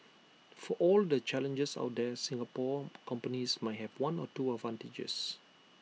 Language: English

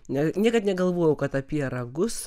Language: Lithuanian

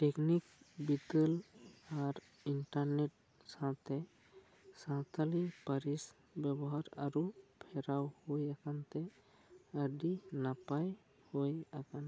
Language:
Santali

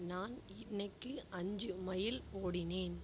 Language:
Tamil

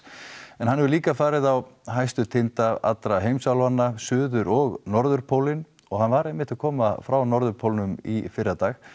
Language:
Icelandic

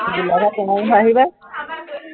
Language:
Assamese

